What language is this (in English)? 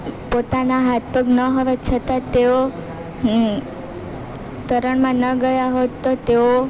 Gujarati